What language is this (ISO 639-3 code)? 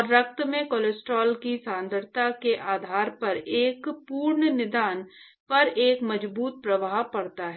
hin